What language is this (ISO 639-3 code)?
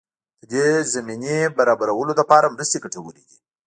pus